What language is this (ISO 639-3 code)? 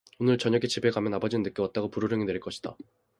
kor